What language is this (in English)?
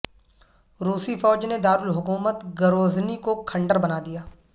Urdu